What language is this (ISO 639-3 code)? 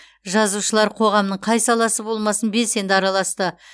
kaz